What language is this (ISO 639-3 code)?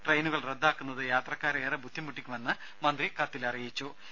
mal